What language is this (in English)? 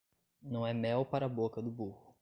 Portuguese